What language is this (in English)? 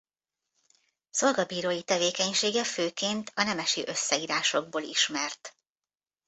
Hungarian